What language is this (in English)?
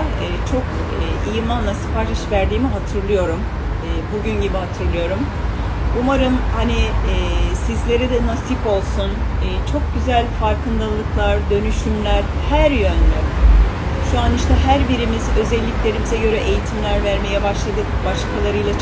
Turkish